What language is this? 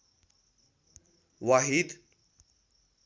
Nepali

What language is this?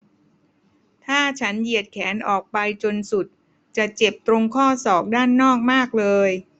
Thai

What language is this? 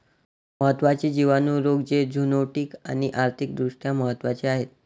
Marathi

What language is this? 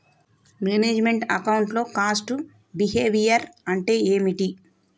Telugu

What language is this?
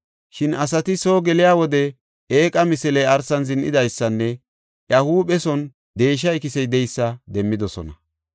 Gofa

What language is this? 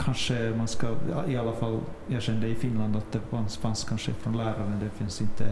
Swedish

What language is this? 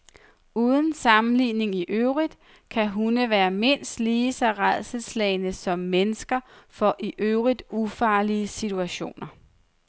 Danish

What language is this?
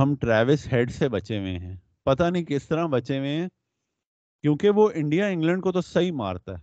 Urdu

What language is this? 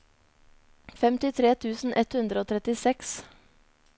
Norwegian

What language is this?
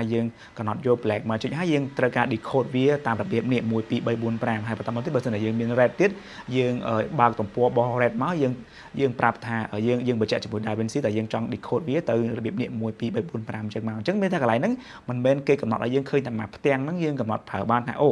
Thai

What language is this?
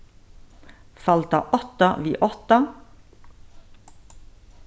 Faroese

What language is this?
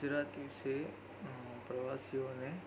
Gujarati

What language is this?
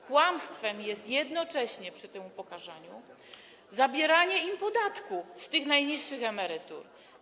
Polish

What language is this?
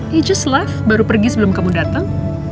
Indonesian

